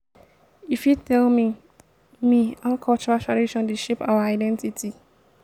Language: Nigerian Pidgin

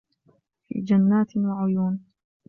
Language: Arabic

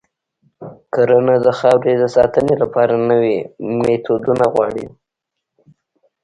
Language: Pashto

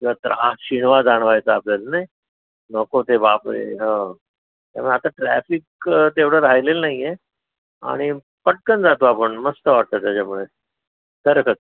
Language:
Marathi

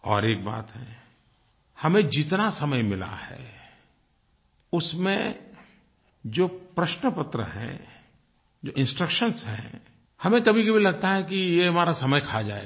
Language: Hindi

